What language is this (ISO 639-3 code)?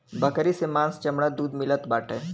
bho